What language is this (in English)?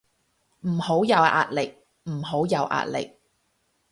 Cantonese